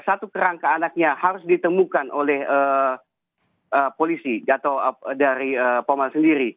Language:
Indonesian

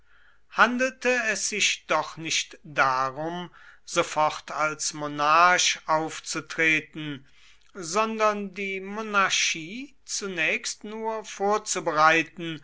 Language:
German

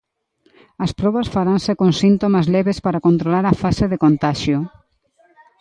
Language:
Galician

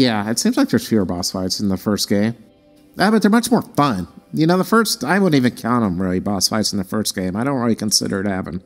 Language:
English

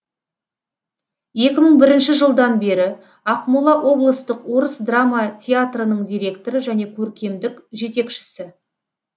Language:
Kazakh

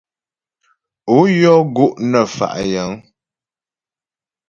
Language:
Ghomala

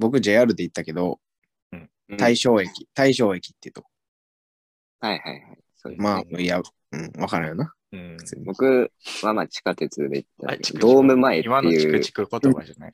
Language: Japanese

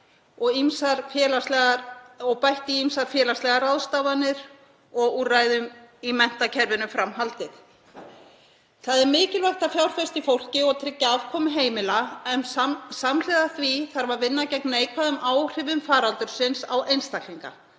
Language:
Icelandic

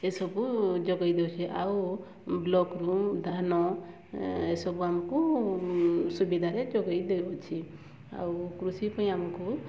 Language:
Odia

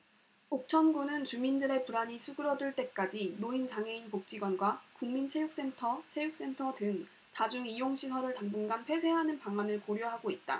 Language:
Korean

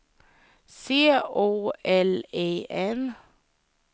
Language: Swedish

